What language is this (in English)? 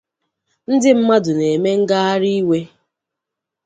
Igbo